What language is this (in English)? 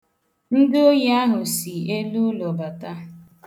Igbo